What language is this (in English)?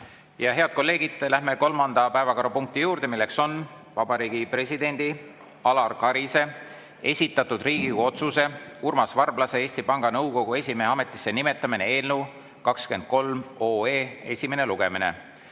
Estonian